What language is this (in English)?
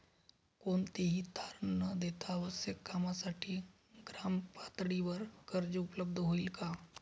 Marathi